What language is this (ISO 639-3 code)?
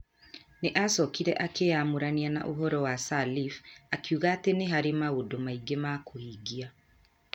kik